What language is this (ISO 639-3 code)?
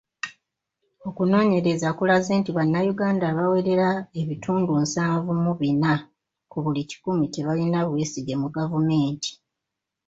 lug